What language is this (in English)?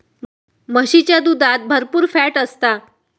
Marathi